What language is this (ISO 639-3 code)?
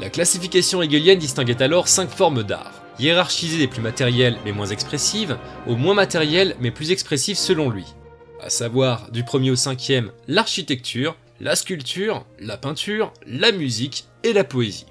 fra